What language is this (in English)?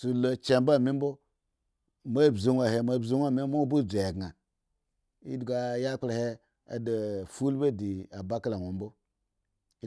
Eggon